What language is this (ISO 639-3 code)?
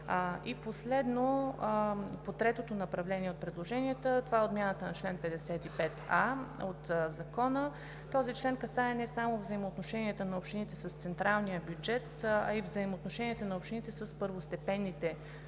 bul